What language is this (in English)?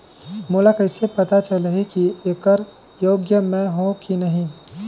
Chhattisgarhi